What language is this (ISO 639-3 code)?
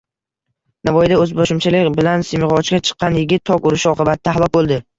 uzb